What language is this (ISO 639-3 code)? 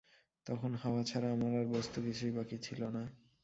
ben